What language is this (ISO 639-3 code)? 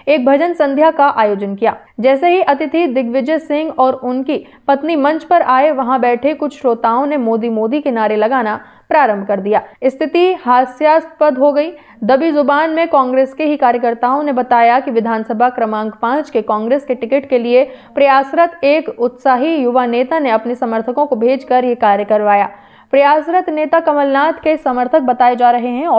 hin